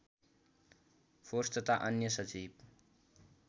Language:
Nepali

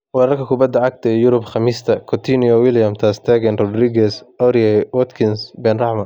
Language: Somali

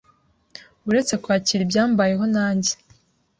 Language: Kinyarwanda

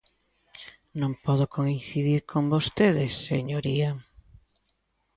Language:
Galician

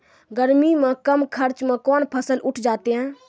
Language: Maithili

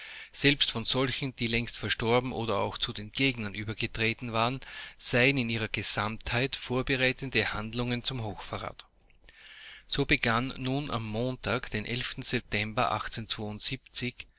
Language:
German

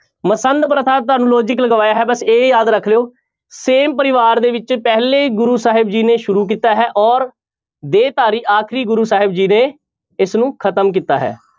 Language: Punjabi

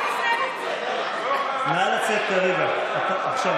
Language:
Hebrew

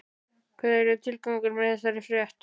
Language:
Icelandic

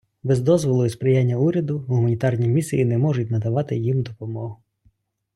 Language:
Ukrainian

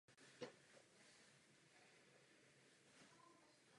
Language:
Czech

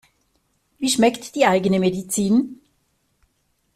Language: German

